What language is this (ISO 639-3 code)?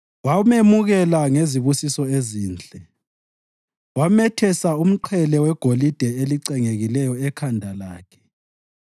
nde